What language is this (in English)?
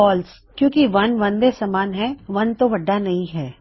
Punjabi